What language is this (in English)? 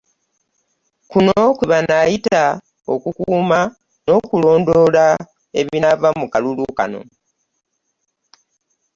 Ganda